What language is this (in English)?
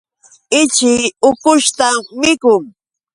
Yauyos Quechua